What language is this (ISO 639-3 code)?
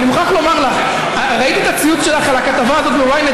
heb